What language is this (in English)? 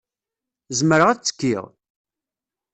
Kabyle